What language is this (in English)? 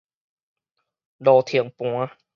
Min Nan Chinese